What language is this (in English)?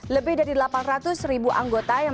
Indonesian